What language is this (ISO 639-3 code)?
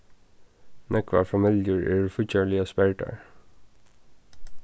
fao